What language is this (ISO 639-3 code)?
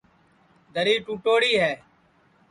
ssi